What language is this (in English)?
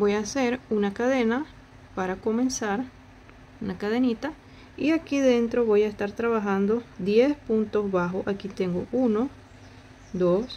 Spanish